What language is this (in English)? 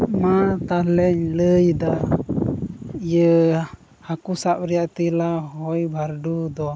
Santali